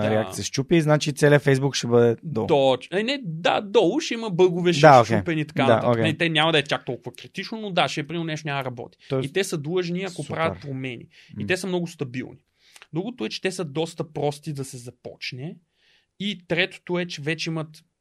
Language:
Bulgarian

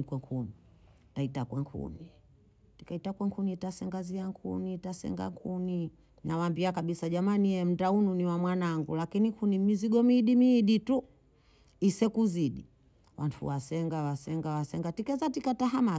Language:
Bondei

